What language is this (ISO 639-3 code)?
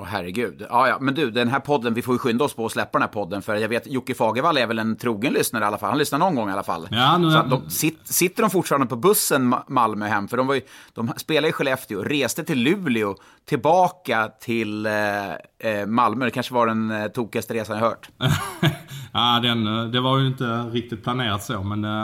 swe